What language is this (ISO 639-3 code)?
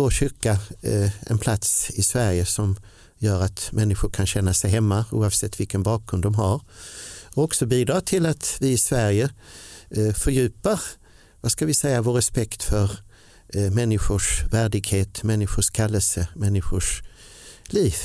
swe